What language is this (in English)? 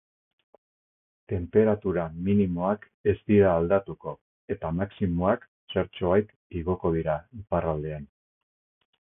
Basque